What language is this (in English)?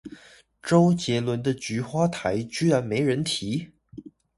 Chinese